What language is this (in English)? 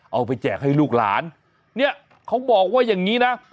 Thai